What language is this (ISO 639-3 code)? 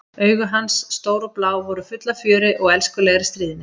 isl